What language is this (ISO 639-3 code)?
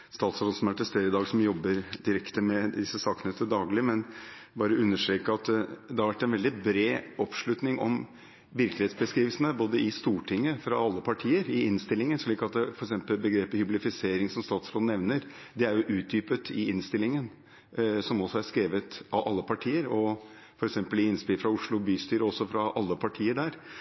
nob